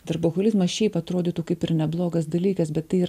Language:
Lithuanian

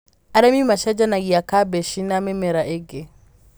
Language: Kikuyu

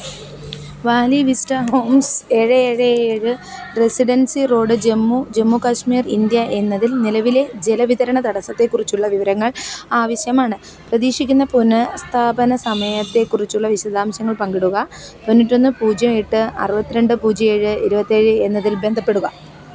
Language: Malayalam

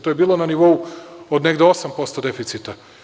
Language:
Serbian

